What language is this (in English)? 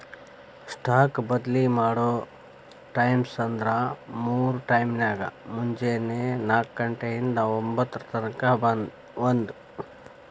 Kannada